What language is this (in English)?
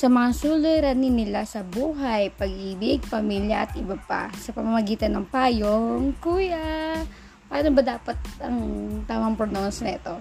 Filipino